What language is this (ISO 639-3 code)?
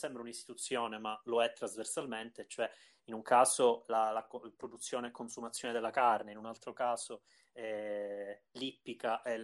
ita